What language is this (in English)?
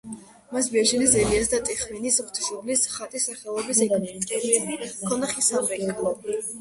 Georgian